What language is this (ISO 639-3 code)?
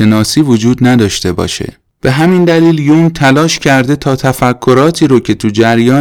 fas